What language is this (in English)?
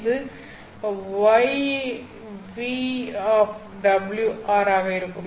Tamil